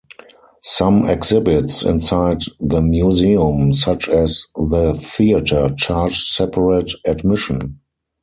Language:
English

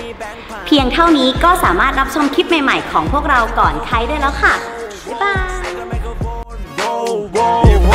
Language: Thai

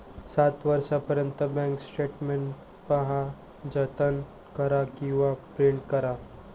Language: Marathi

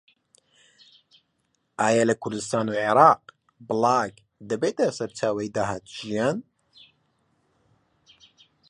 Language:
Central Kurdish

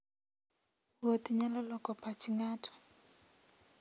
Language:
Luo (Kenya and Tanzania)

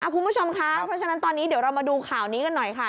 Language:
Thai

